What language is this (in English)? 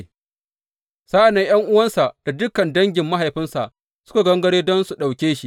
Hausa